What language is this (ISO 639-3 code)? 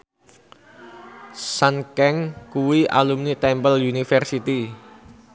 jav